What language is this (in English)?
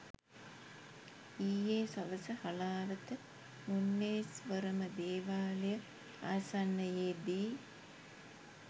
Sinhala